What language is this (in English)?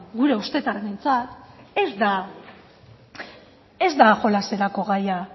Basque